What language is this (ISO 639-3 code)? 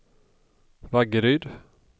swe